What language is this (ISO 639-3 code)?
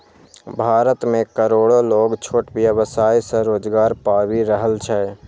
mai